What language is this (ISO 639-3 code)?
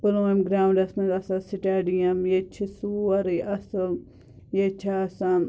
kas